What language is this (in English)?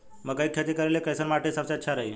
Bhojpuri